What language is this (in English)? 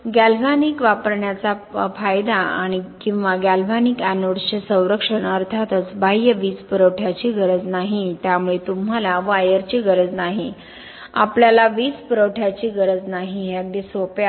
Marathi